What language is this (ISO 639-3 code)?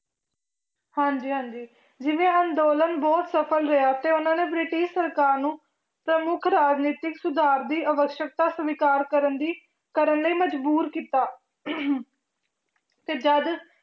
pan